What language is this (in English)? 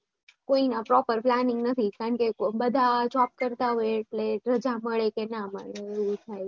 Gujarati